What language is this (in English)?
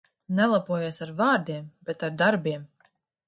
Latvian